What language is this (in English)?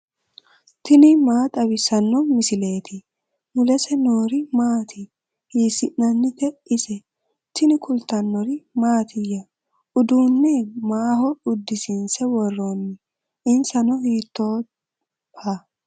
Sidamo